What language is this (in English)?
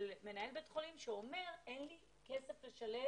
Hebrew